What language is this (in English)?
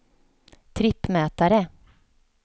Swedish